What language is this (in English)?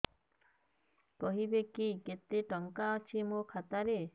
Odia